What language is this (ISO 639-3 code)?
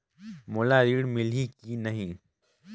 hne